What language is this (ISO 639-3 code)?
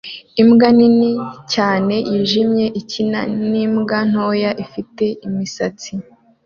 kin